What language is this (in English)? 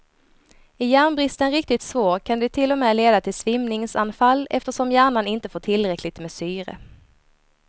Swedish